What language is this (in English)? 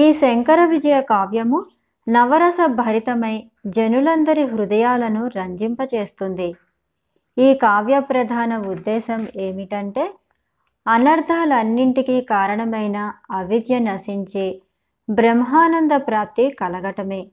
Telugu